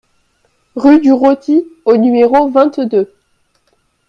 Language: French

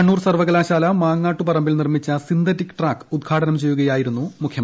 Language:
Malayalam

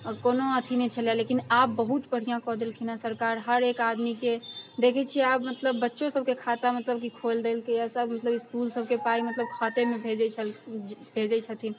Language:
Maithili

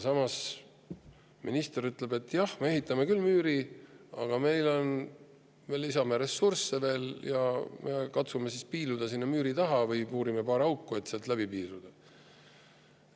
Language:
Estonian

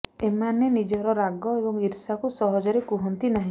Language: Odia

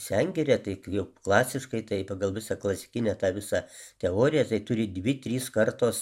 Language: Lithuanian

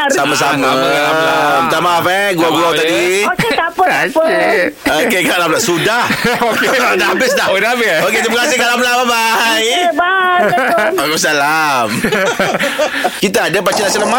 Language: Malay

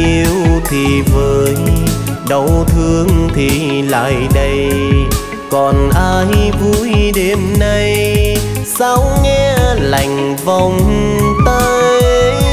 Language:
Vietnamese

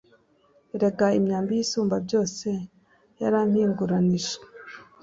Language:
Kinyarwanda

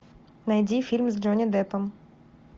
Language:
Russian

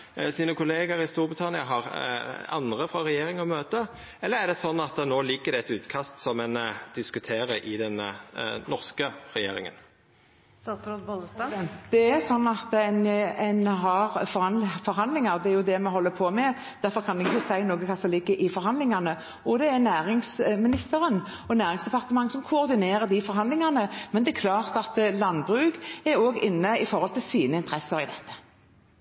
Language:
Norwegian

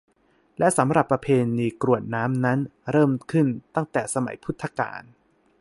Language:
Thai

